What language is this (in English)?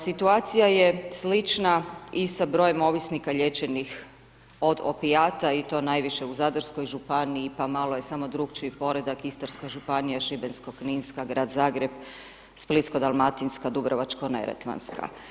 Croatian